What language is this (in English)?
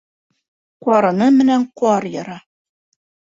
Bashkir